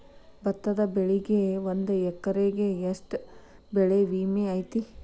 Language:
Kannada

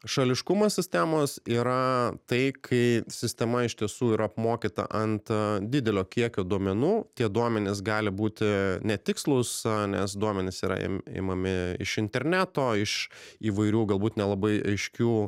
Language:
Lithuanian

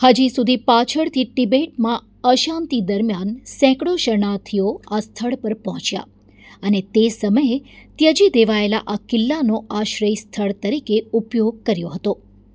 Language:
Gujarati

